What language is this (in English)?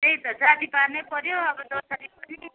Nepali